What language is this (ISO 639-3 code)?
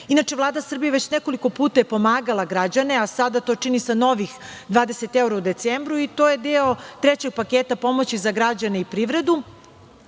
srp